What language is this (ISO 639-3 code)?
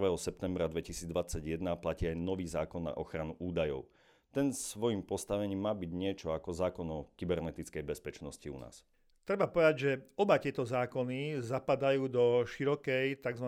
slk